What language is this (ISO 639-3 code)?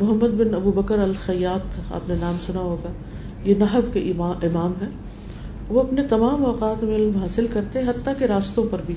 urd